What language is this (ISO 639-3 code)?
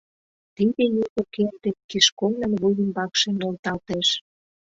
chm